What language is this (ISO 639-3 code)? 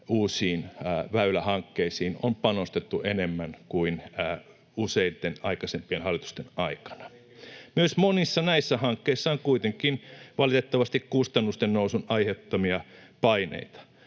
fin